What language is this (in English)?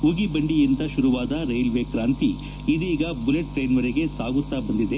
Kannada